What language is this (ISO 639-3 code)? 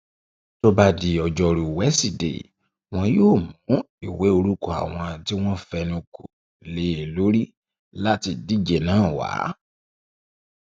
yor